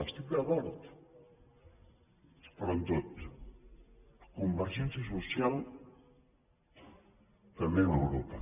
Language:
Catalan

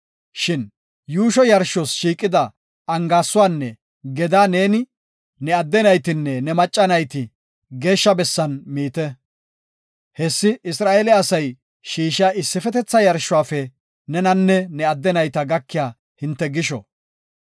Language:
Gofa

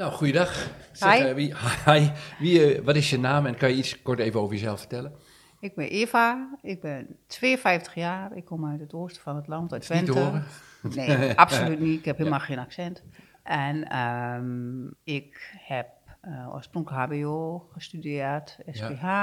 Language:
Dutch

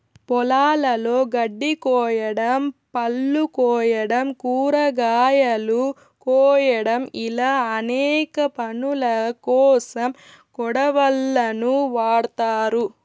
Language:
Telugu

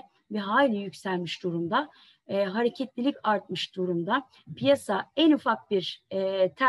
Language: Turkish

